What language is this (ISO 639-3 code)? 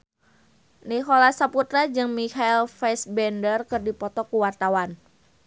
sun